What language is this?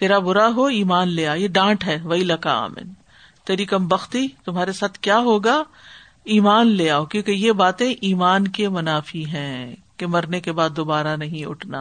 Urdu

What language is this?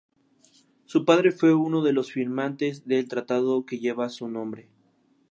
Spanish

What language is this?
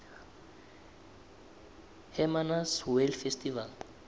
South Ndebele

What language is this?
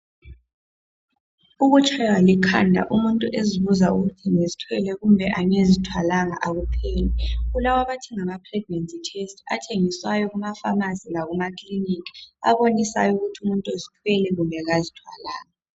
North Ndebele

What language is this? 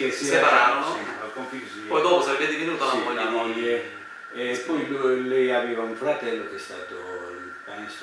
Italian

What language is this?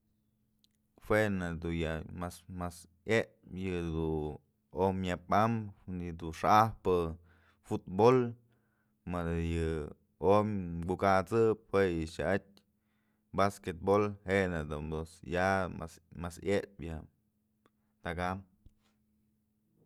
Mazatlán Mixe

